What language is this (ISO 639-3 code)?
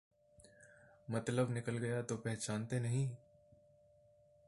pan